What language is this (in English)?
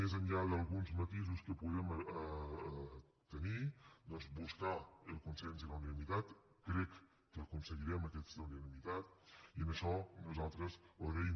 Catalan